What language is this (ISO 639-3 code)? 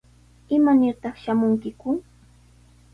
qws